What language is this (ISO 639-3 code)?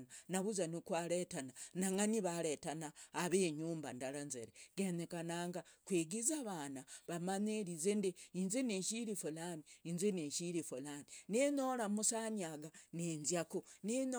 rag